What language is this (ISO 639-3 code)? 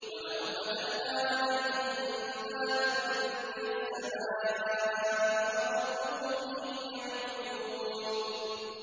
ara